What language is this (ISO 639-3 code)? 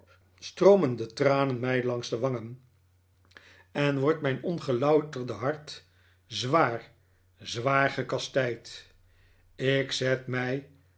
nld